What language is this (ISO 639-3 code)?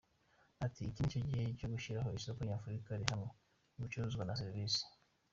kin